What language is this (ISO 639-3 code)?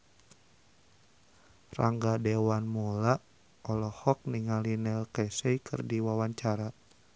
sun